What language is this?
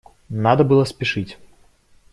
Russian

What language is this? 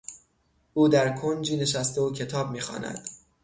Persian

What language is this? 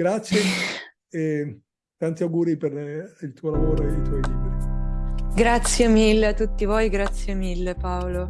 Italian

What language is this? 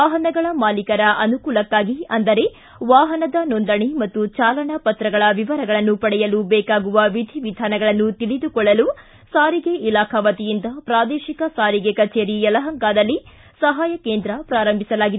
Kannada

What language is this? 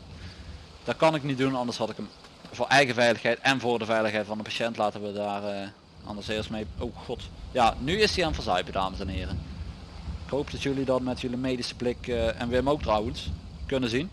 Dutch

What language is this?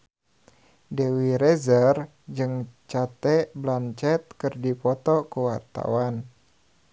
Sundanese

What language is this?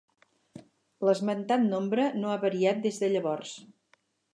Catalan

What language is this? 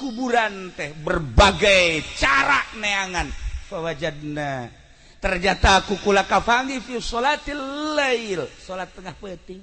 Indonesian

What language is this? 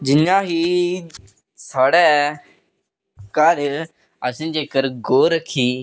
Dogri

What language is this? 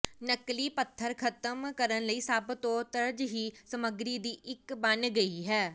Punjabi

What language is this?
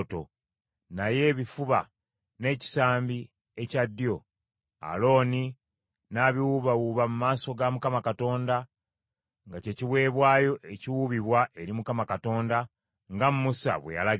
Ganda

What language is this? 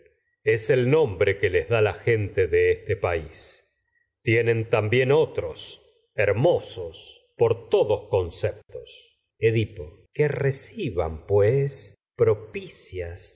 Spanish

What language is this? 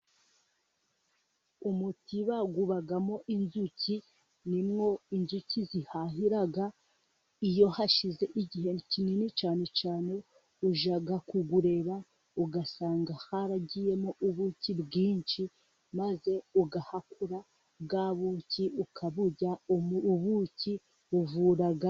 Kinyarwanda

